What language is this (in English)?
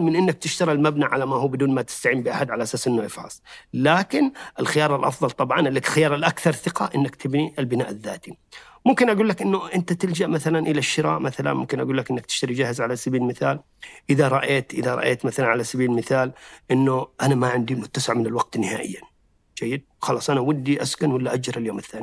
Arabic